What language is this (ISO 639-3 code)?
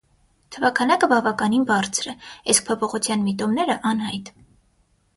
hye